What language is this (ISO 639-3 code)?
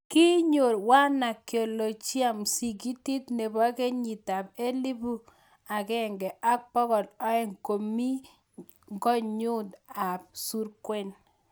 kln